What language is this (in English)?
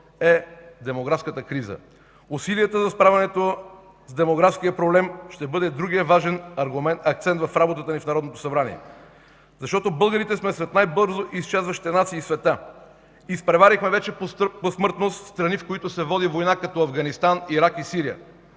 Bulgarian